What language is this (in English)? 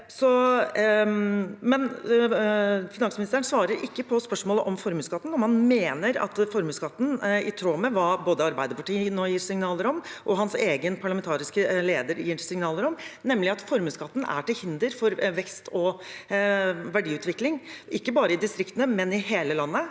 Norwegian